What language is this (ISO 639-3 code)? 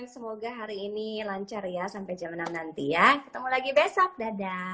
ind